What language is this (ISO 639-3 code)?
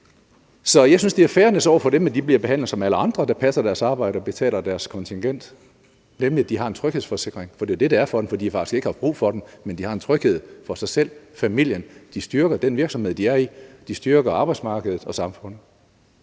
dan